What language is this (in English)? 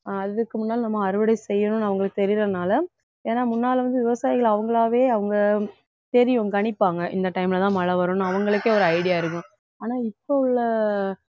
Tamil